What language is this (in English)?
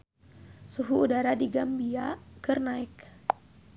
Sundanese